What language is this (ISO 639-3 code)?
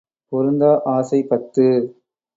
tam